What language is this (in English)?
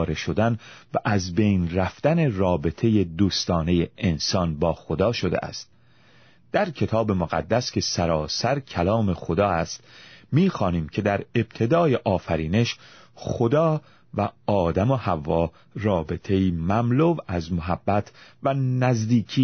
Persian